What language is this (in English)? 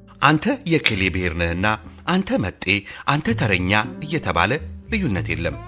Amharic